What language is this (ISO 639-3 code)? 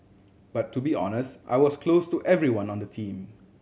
eng